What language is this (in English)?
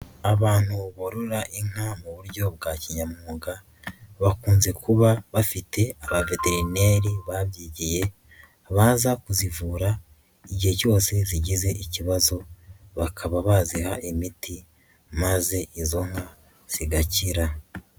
Kinyarwanda